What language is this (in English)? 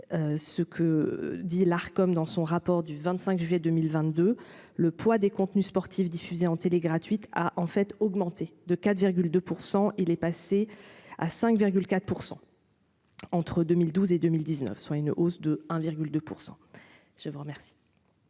French